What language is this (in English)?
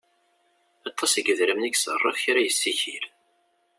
Kabyle